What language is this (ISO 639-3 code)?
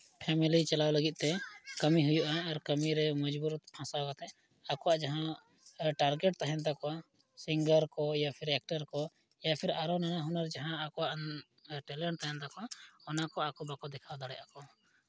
sat